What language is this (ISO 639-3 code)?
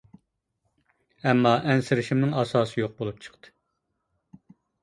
uig